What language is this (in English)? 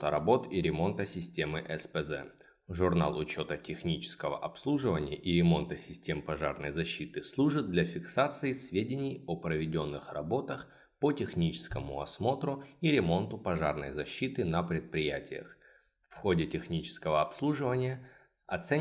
Russian